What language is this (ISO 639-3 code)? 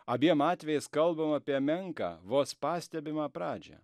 lit